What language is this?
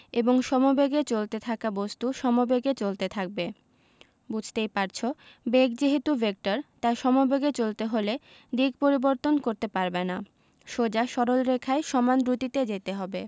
Bangla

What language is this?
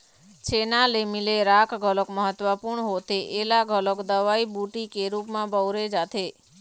Chhattisgarhi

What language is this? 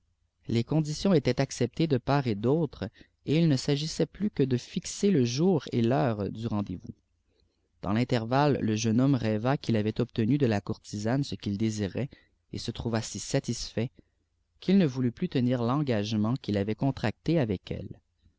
French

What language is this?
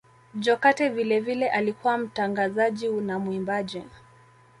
Swahili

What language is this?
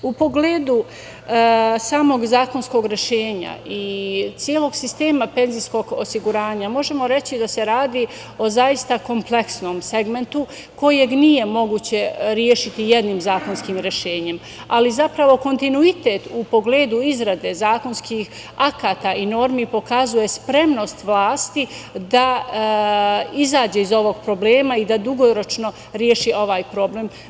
Serbian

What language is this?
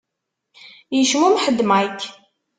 Kabyle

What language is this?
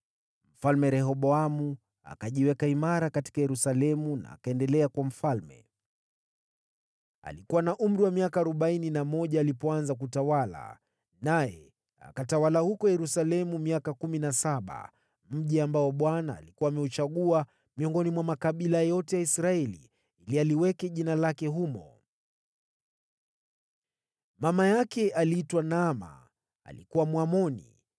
Swahili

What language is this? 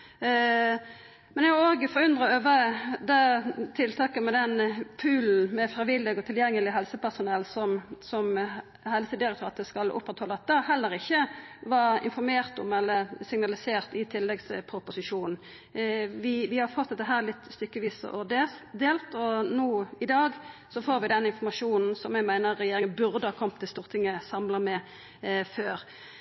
Norwegian Nynorsk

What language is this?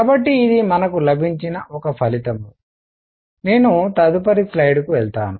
Telugu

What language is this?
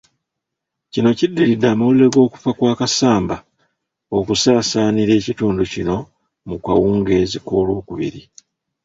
Ganda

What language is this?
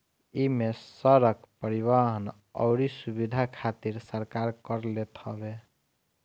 Bhojpuri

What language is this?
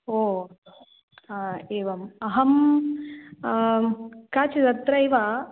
Sanskrit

